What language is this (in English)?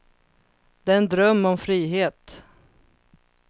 Swedish